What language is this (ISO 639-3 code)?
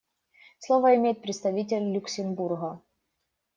rus